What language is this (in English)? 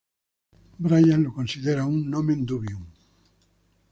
Spanish